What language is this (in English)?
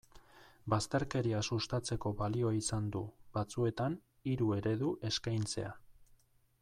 Basque